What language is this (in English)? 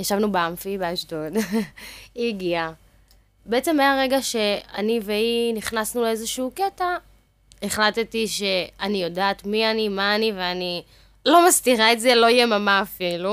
Hebrew